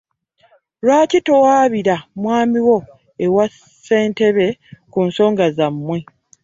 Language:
Ganda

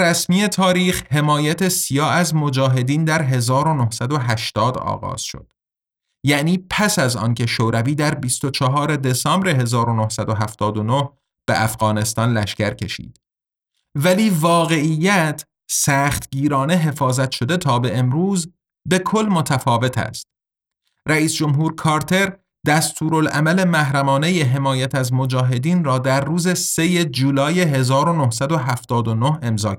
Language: Persian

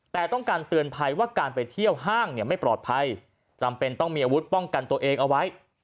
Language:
Thai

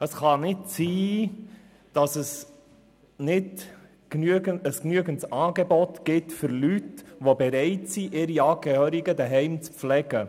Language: Swiss German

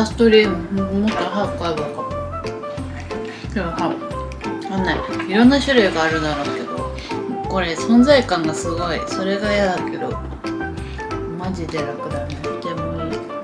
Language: Japanese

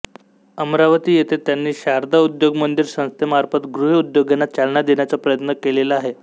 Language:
Marathi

